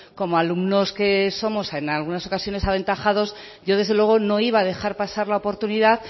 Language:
Spanish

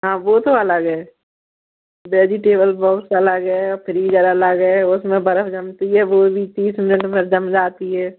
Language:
Hindi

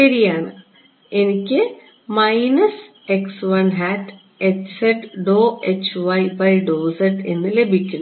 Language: Malayalam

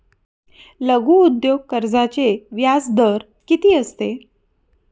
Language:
Marathi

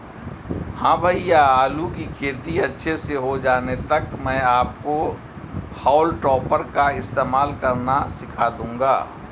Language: Hindi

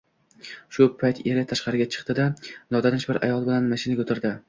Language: Uzbek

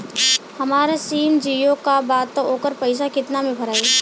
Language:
Bhojpuri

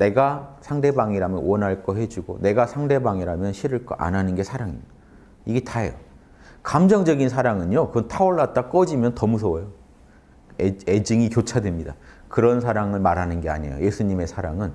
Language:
Korean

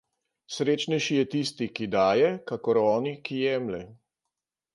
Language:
Slovenian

